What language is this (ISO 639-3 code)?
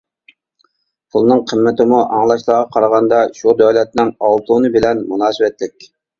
uig